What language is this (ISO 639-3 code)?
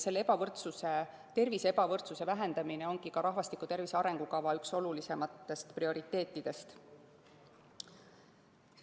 est